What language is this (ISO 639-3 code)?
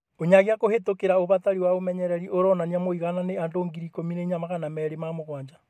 kik